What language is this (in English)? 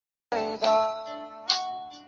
Chinese